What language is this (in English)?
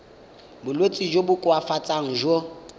Tswana